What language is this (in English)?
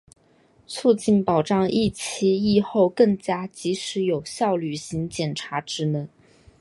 Chinese